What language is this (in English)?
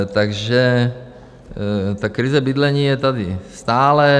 Czech